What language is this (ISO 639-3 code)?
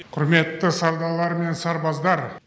kaz